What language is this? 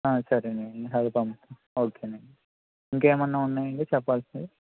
Telugu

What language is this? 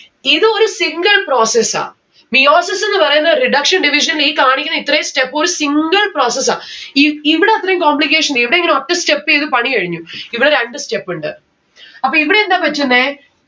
Malayalam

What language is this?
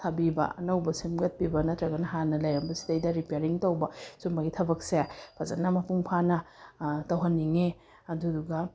Manipuri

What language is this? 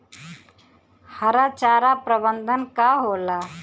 Bhojpuri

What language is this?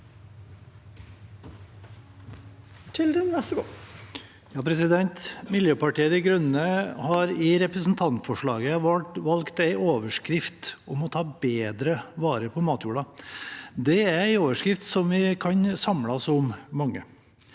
Norwegian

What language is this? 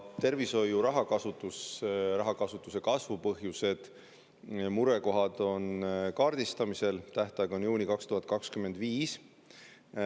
Estonian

